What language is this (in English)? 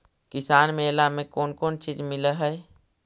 Magahi